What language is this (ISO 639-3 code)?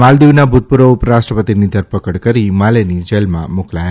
guj